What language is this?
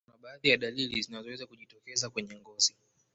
Swahili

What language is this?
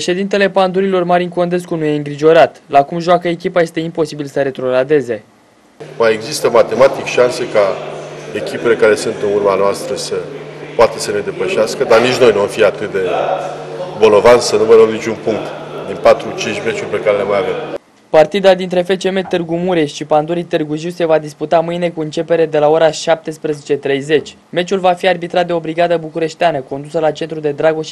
Romanian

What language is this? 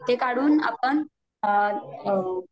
Marathi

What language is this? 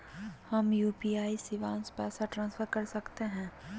Magahi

